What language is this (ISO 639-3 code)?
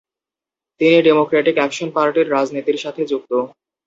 ben